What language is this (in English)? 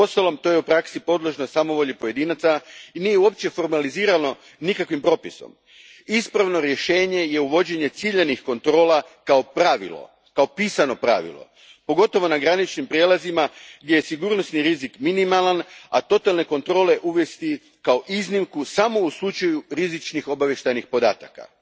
Croatian